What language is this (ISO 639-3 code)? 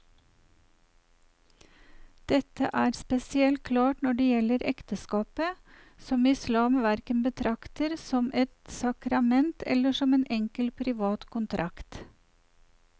nor